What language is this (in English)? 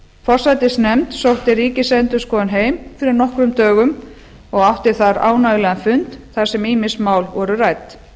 Icelandic